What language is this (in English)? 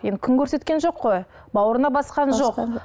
Kazakh